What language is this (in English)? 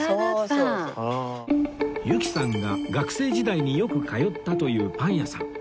Japanese